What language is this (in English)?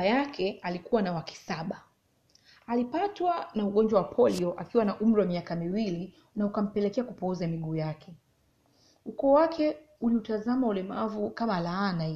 Swahili